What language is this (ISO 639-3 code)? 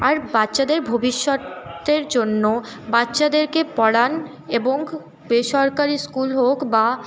ben